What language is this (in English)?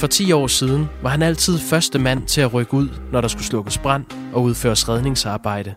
Danish